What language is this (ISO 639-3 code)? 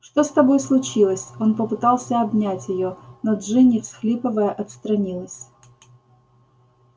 rus